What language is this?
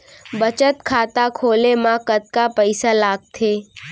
Chhattisgarhi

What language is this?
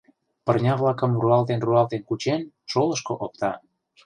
Mari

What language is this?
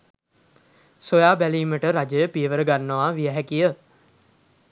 Sinhala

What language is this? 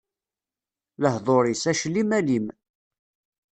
Kabyle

